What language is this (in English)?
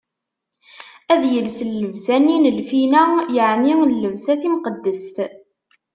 Kabyle